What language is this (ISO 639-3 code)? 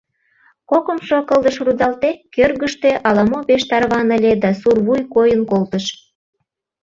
chm